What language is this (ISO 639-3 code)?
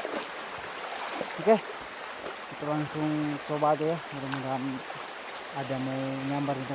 ind